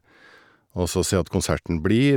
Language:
Norwegian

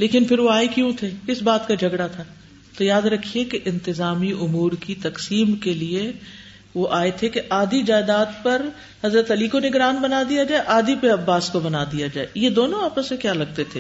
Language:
Urdu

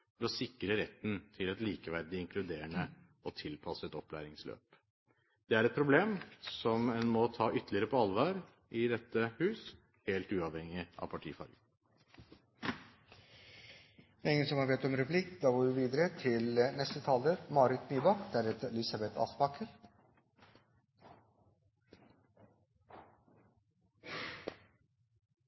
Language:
Norwegian Bokmål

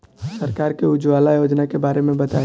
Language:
Bhojpuri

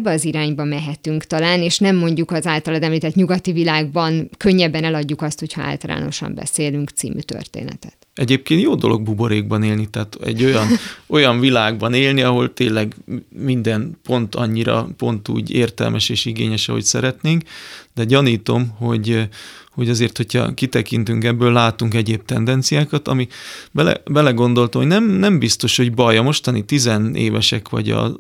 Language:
Hungarian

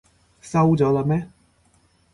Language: Cantonese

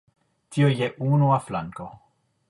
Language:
Esperanto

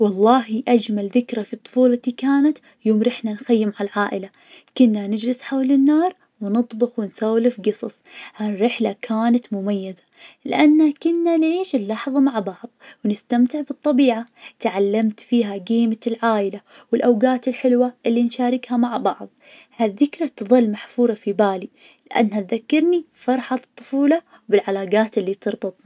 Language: Najdi Arabic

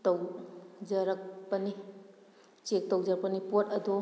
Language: Manipuri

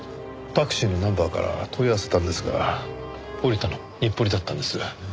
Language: Japanese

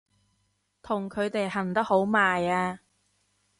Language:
Cantonese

